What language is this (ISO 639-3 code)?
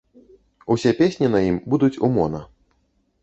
bel